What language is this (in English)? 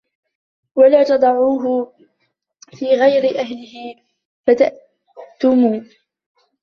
Arabic